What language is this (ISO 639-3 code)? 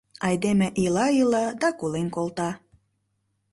chm